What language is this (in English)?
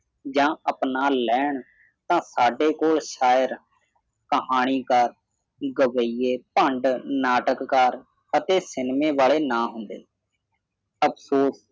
Punjabi